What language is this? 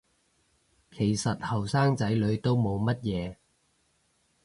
Cantonese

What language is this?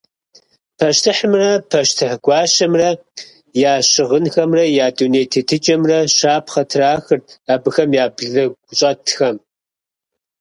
Kabardian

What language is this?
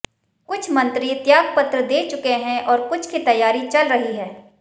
Hindi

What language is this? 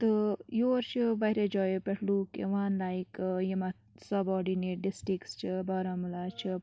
Kashmiri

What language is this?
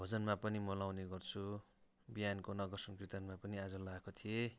Nepali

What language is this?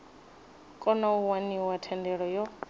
Venda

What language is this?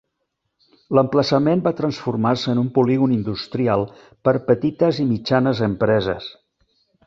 Catalan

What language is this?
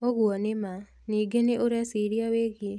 Kikuyu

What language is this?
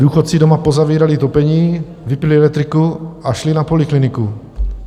Czech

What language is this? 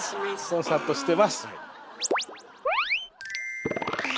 Japanese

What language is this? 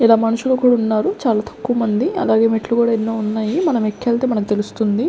Telugu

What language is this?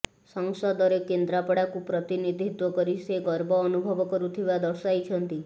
Odia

